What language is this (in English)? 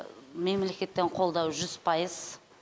Kazakh